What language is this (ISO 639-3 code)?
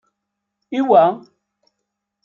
kab